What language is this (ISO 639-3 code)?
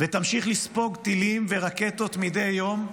heb